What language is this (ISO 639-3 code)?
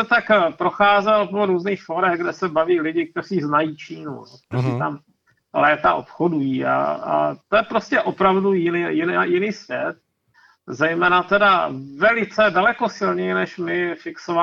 ces